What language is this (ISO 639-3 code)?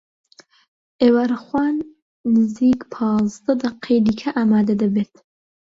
ckb